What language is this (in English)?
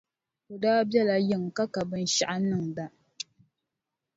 Dagbani